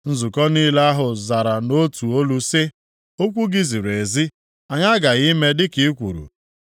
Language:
Igbo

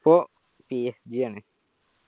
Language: Malayalam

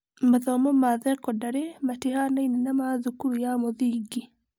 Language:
Kikuyu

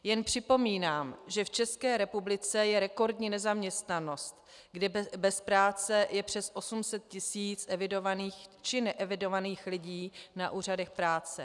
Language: Czech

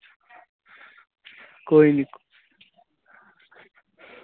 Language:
Dogri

